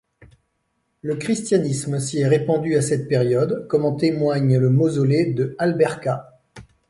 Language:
French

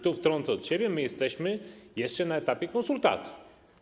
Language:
Polish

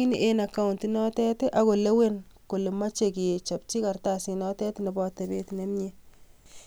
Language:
Kalenjin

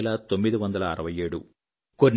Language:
Telugu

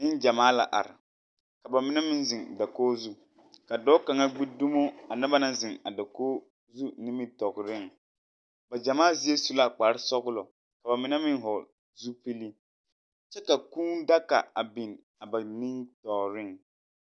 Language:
Southern Dagaare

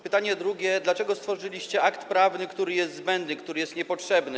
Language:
Polish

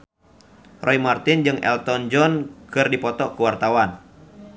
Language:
Sundanese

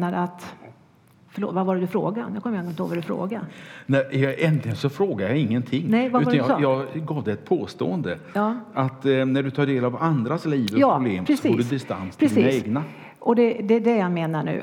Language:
Swedish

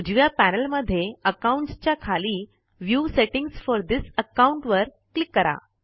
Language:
Marathi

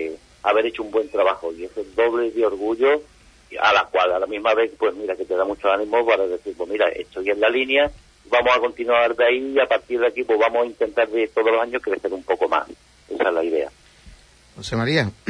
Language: Spanish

